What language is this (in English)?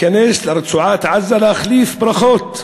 Hebrew